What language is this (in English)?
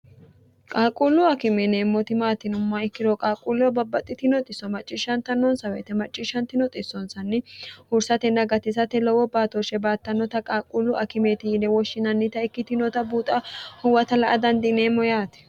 Sidamo